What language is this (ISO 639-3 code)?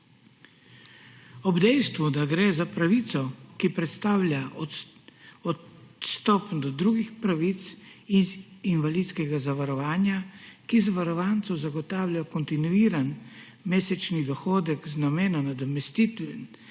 slv